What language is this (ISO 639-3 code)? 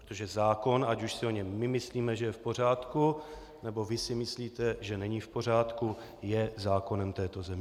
ces